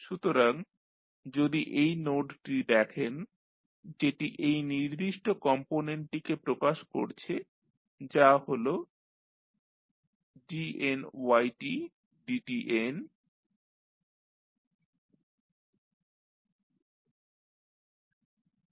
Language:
Bangla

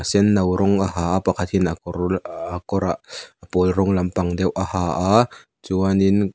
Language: Mizo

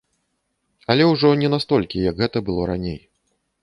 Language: Belarusian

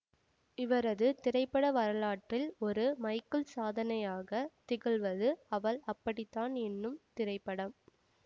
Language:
Tamil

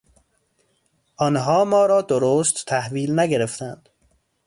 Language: Persian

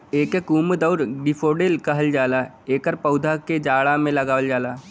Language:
Bhojpuri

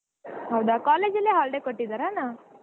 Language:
Kannada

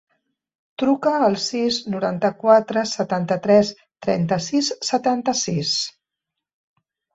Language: Catalan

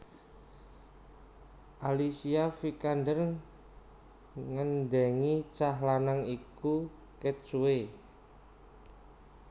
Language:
Javanese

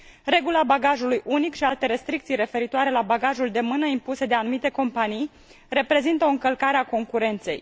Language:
Romanian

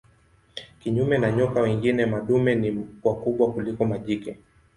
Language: Swahili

